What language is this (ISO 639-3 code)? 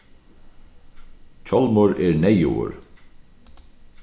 fao